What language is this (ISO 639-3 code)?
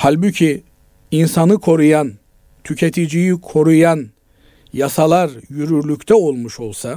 tur